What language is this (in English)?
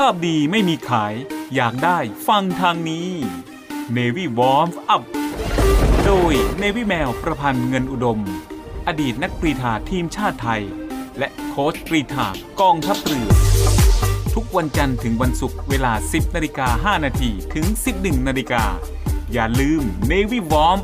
Thai